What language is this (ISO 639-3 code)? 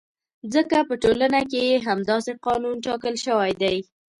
pus